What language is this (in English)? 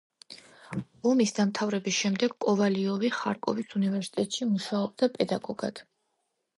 Georgian